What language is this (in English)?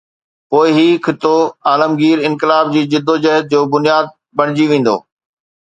Sindhi